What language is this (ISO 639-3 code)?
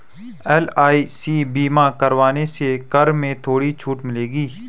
hin